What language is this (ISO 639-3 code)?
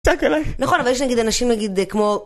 heb